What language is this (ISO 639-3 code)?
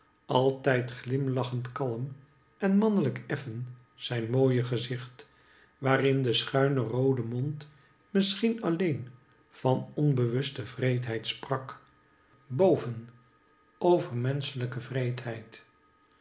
nld